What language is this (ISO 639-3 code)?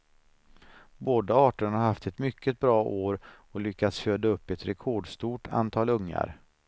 swe